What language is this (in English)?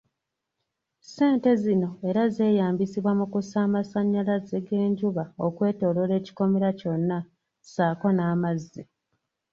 Ganda